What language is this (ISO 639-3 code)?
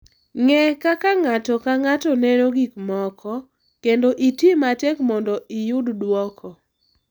luo